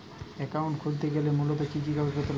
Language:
Bangla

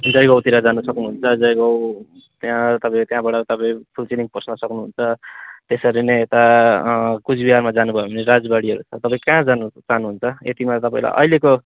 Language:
Nepali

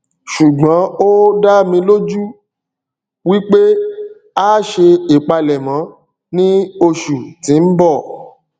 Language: Yoruba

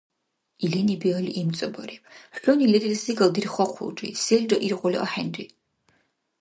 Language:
Dargwa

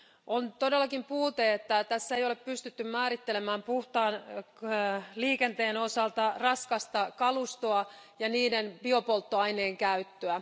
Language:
Finnish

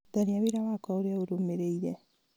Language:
Kikuyu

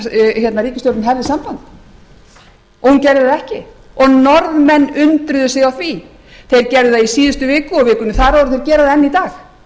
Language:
Icelandic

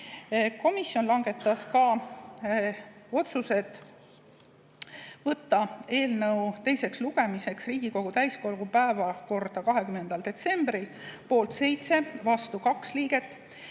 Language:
Estonian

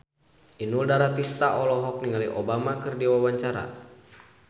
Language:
Sundanese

